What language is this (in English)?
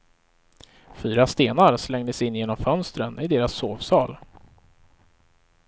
Swedish